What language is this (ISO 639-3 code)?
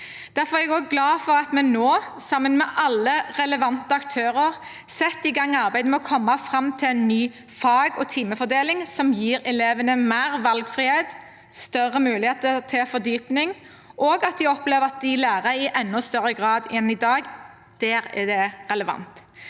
nor